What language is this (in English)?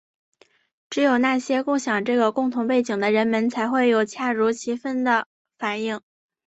Chinese